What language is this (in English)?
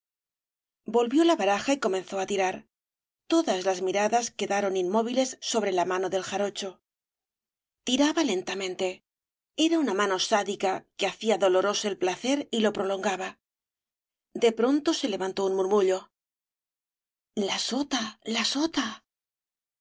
Spanish